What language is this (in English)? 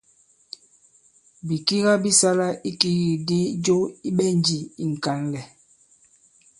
Bankon